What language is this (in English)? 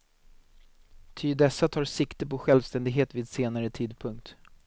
Swedish